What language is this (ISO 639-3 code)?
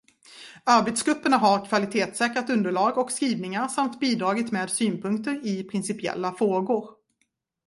swe